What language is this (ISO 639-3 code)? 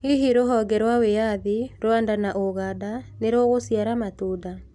kik